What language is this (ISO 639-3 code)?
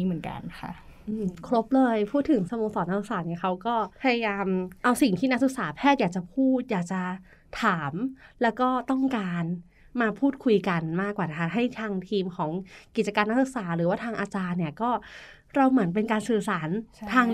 tha